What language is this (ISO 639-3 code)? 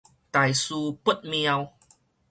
nan